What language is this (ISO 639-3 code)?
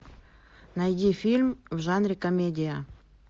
rus